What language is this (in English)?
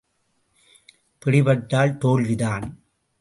Tamil